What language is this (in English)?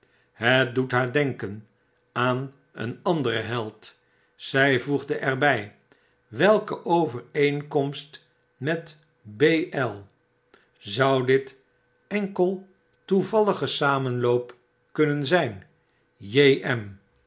Dutch